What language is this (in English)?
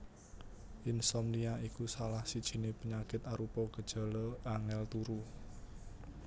Javanese